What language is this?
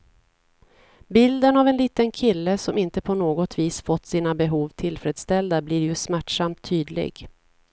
Swedish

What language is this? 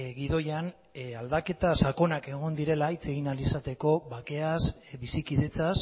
Basque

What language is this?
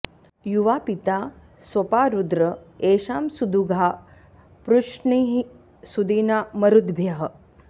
Sanskrit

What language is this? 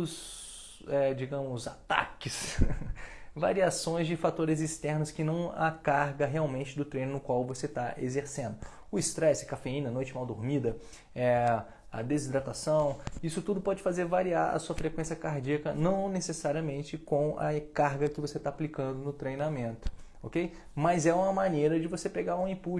Portuguese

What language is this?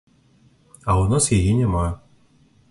Belarusian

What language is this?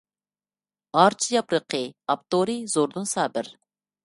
Uyghur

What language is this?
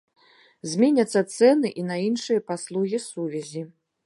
Belarusian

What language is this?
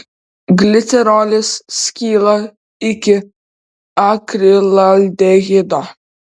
Lithuanian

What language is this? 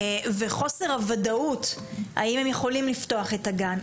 Hebrew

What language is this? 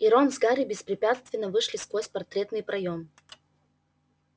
Russian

